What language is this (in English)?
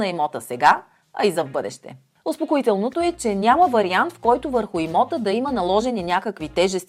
Bulgarian